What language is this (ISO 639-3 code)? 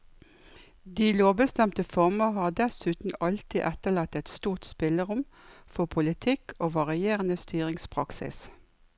nor